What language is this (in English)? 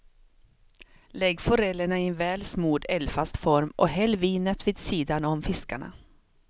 Swedish